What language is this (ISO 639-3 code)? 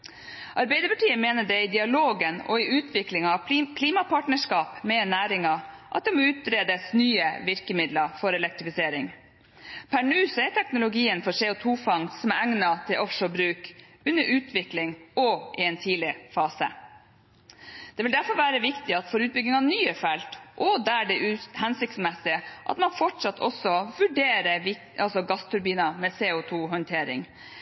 nob